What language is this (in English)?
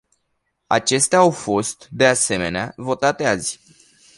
Romanian